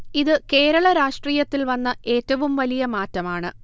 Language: Malayalam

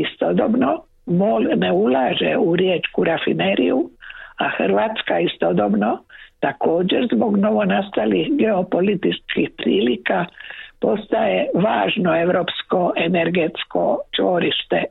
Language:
Croatian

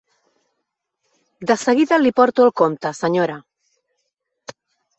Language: Catalan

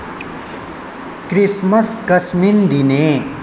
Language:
Sanskrit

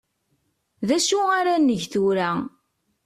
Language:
Kabyle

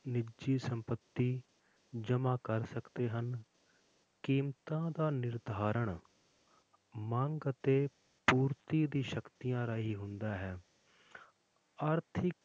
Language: Punjabi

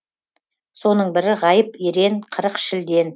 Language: Kazakh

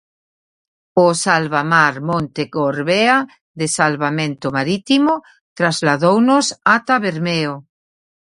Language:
Galician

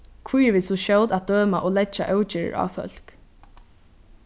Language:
Faroese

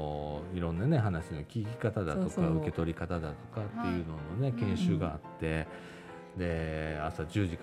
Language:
Japanese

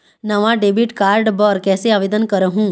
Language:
Chhattisgarhi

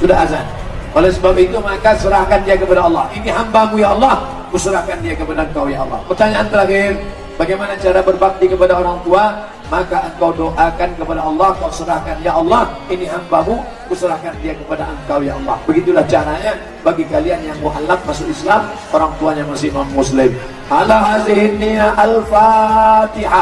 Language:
Indonesian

